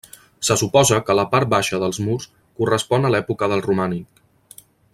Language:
Catalan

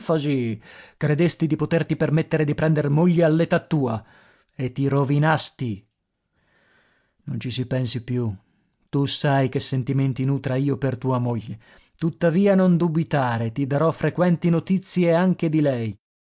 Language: Italian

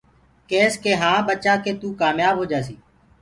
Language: Gurgula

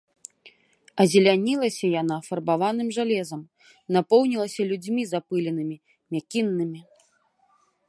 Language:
Belarusian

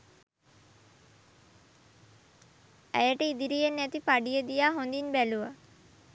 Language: Sinhala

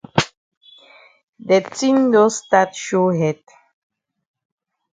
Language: Cameroon Pidgin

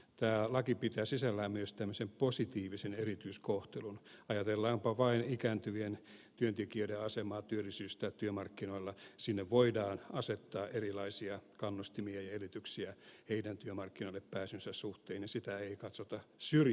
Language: Finnish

